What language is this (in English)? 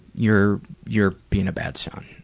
English